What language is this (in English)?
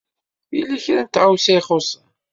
Kabyle